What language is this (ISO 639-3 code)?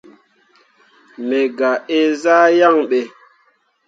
mua